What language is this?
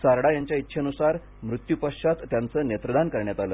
Marathi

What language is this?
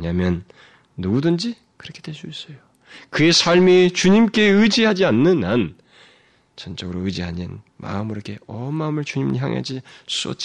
Korean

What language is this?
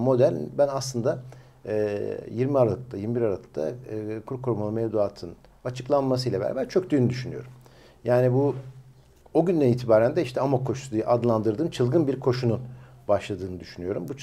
Turkish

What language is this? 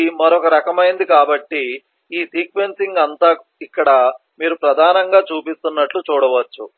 Telugu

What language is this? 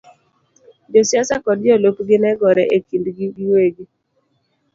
Luo (Kenya and Tanzania)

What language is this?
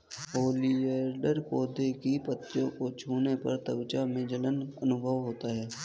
Hindi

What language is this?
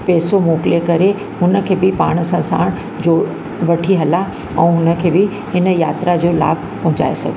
Sindhi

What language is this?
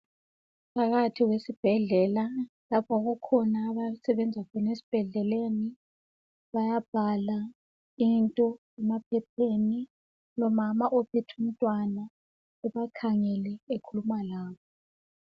North Ndebele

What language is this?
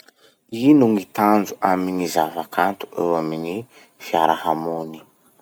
Masikoro Malagasy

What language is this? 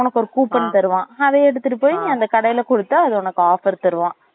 Tamil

